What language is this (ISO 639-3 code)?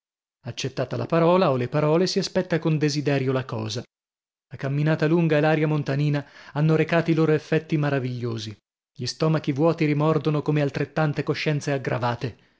ita